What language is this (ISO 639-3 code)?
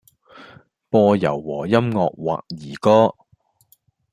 yue